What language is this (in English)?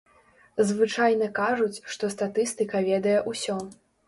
Belarusian